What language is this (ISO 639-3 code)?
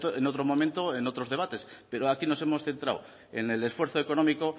spa